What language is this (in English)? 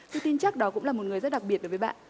Vietnamese